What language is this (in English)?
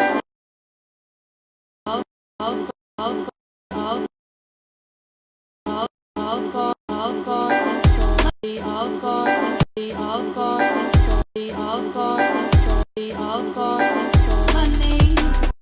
English